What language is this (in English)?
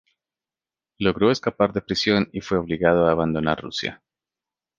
Spanish